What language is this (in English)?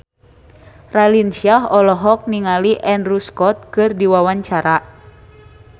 Sundanese